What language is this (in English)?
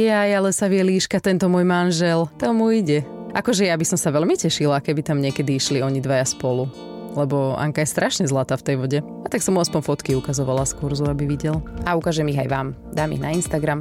Slovak